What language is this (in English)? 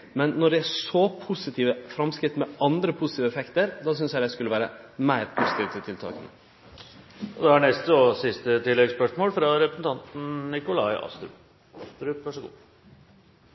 Norwegian Nynorsk